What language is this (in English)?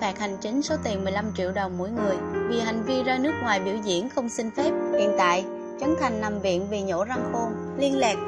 Vietnamese